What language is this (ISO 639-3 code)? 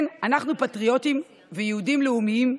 heb